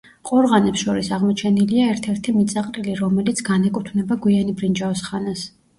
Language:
Georgian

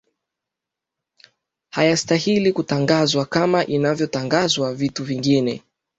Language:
Swahili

